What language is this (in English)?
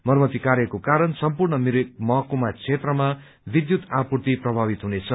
Nepali